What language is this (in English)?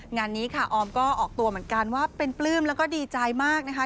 Thai